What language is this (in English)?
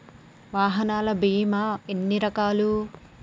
Telugu